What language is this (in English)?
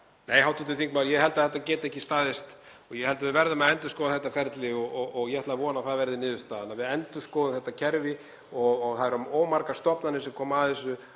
Icelandic